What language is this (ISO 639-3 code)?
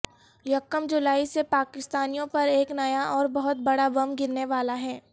urd